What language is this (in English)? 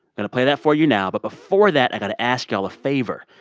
English